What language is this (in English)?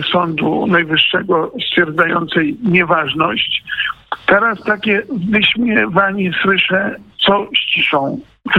Polish